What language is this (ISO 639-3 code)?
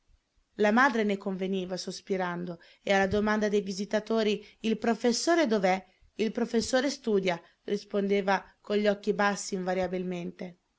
ita